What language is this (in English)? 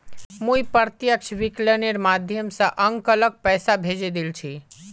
Magahi